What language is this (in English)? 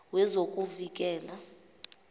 Zulu